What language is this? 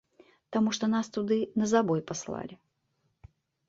Belarusian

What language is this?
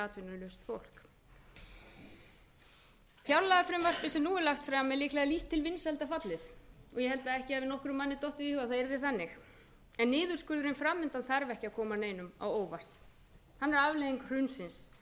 Icelandic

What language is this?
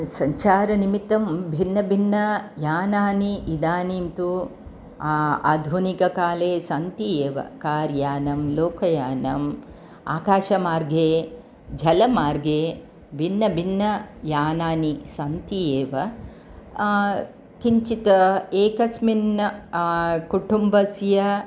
Sanskrit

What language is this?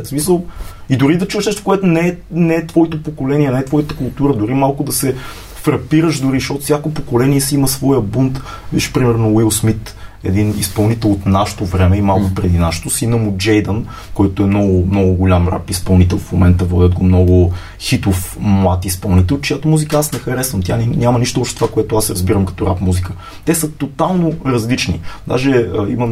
Bulgarian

